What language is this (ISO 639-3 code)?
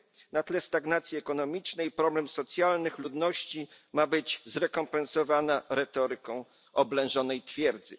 pol